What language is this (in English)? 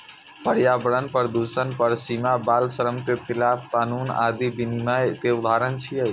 Maithili